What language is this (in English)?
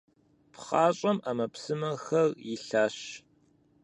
Kabardian